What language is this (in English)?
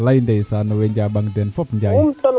Serer